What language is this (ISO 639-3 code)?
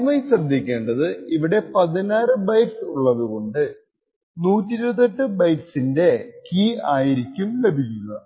mal